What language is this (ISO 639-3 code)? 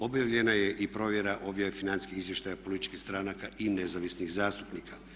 hrv